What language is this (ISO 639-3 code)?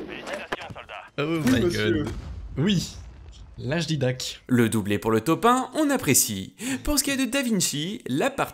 fra